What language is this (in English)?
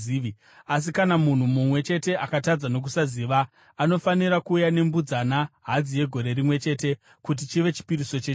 Shona